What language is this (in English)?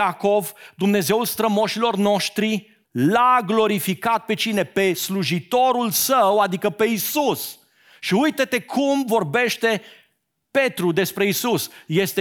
Romanian